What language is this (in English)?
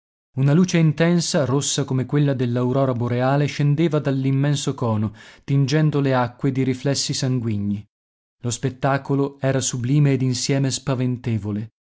Italian